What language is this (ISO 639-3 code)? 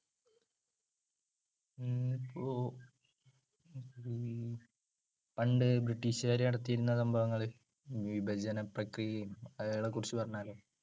mal